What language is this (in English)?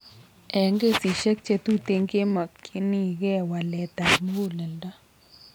Kalenjin